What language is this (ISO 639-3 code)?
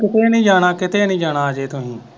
pan